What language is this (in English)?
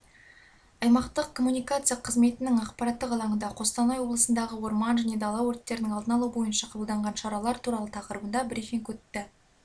Kazakh